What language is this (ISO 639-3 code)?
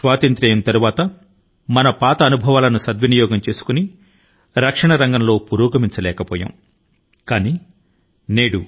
tel